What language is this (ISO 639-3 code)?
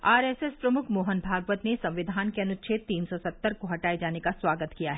hin